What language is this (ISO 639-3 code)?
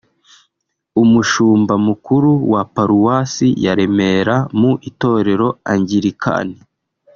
kin